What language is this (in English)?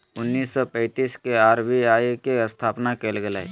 Magahi